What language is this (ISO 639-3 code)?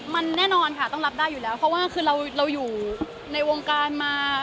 tha